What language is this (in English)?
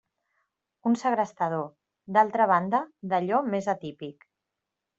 Catalan